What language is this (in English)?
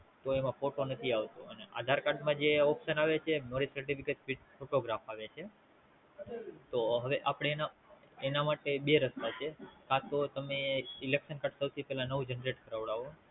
Gujarati